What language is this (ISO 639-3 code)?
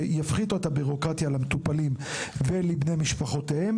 heb